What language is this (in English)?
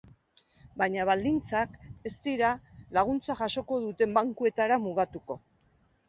Basque